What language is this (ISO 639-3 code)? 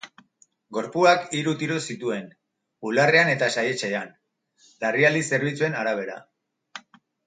eus